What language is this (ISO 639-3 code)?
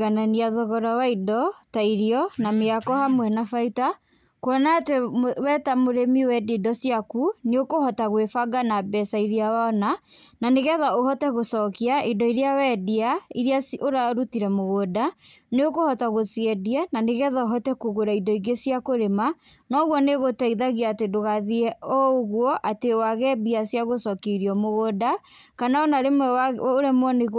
kik